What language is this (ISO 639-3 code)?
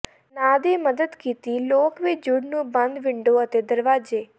pan